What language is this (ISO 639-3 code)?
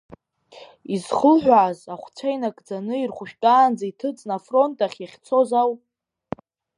abk